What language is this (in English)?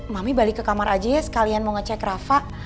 Indonesian